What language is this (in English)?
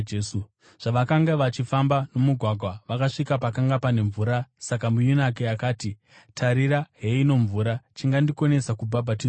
Shona